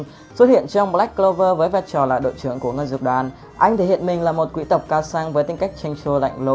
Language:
Vietnamese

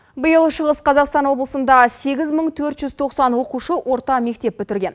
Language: Kazakh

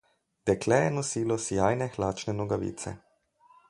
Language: Slovenian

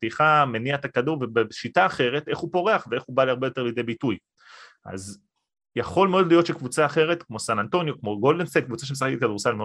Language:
Hebrew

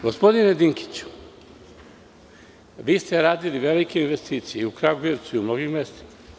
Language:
Serbian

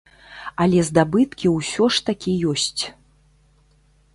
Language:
Belarusian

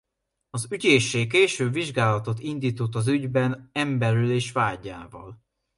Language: Hungarian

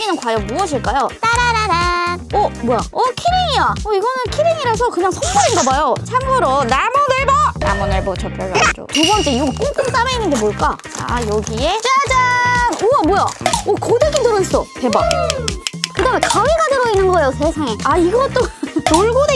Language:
Korean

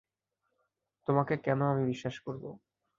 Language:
Bangla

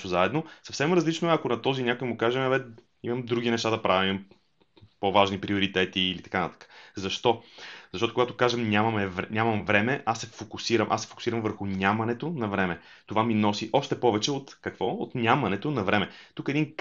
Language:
Bulgarian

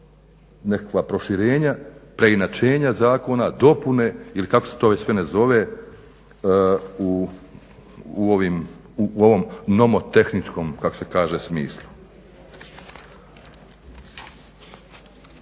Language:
Croatian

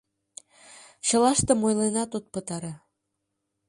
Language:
Mari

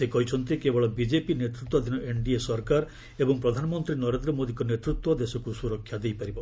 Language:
Odia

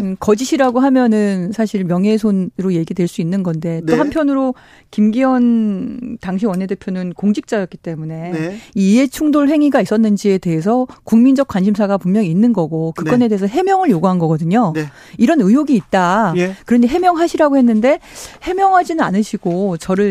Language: Korean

